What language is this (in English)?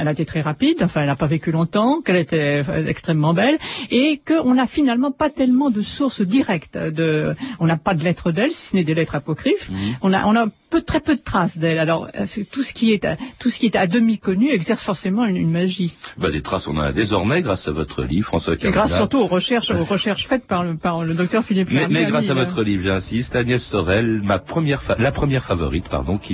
French